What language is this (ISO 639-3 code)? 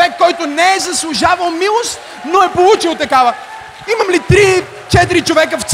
bul